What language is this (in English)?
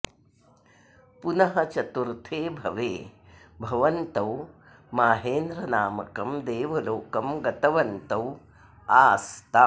Sanskrit